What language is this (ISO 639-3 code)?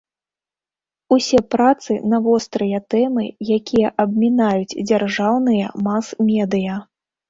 bel